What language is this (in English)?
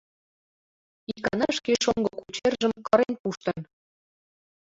Mari